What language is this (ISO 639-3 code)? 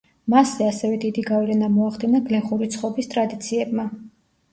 kat